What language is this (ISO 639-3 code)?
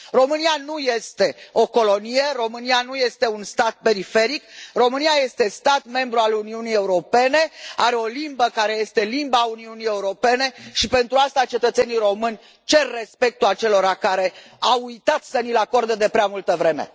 ron